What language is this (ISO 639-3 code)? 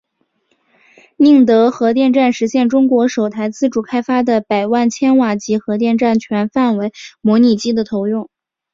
zho